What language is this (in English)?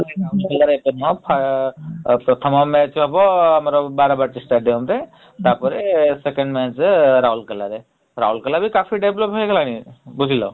Odia